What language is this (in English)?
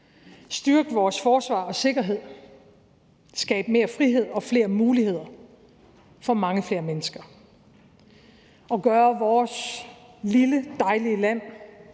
Danish